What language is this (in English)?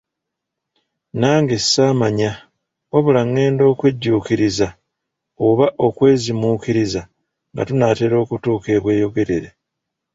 Ganda